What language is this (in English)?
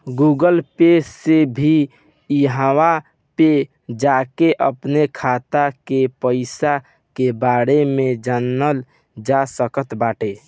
Bhojpuri